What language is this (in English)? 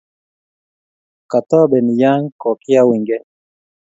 Kalenjin